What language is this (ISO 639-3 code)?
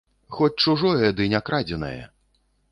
bel